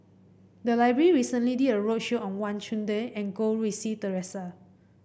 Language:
English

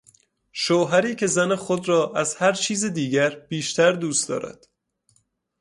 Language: Persian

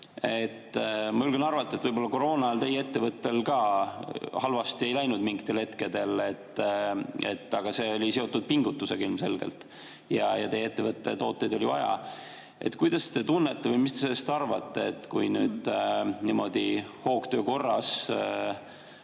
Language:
Estonian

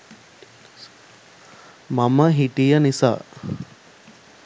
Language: Sinhala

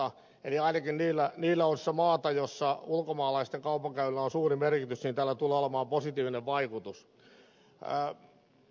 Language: Finnish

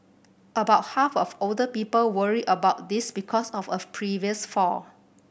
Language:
English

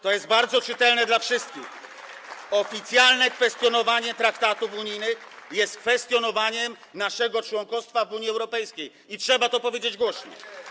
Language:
Polish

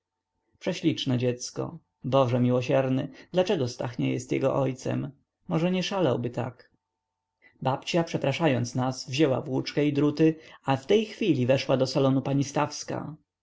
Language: Polish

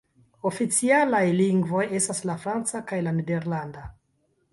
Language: Esperanto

